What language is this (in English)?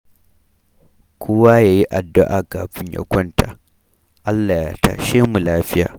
Hausa